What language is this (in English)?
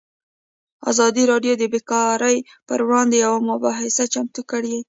Pashto